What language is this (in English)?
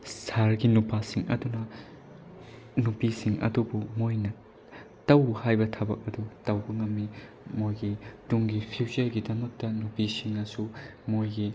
Manipuri